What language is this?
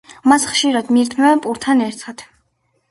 Georgian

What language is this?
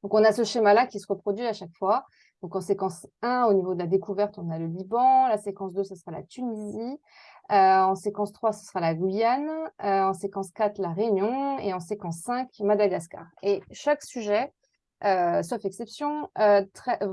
French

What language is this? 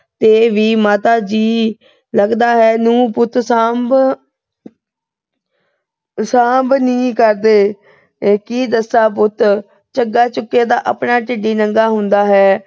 Punjabi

